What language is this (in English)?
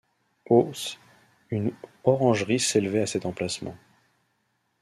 French